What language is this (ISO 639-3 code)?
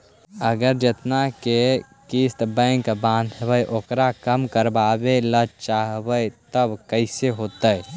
mag